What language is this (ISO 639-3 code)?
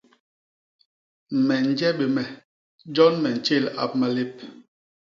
bas